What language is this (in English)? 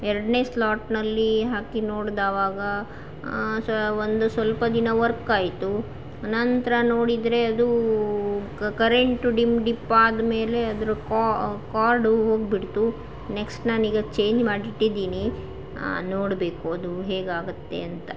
Kannada